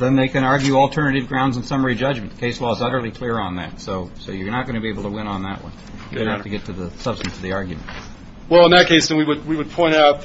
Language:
English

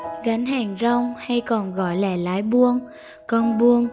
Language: Vietnamese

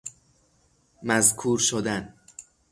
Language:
Persian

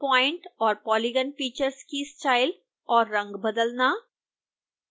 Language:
Hindi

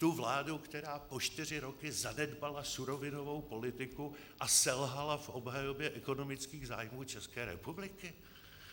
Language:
Czech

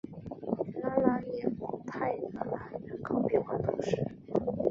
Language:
Chinese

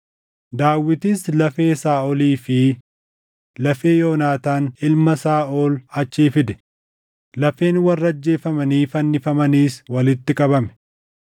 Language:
Oromo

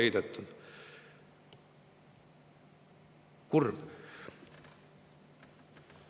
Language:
Estonian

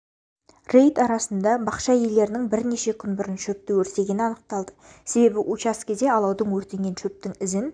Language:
Kazakh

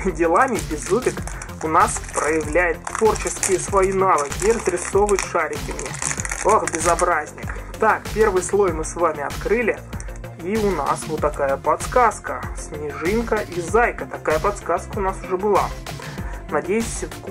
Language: Russian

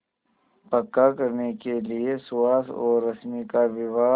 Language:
Hindi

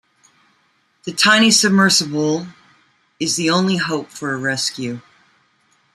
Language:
English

